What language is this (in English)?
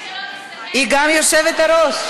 Hebrew